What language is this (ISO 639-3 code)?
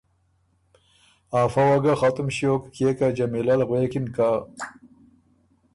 oru